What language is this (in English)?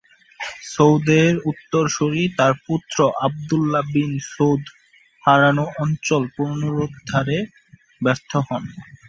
Bangla